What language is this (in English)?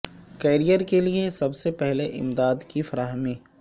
Urdu